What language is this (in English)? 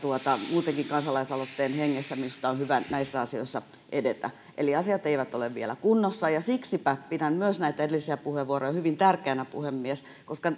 Finnish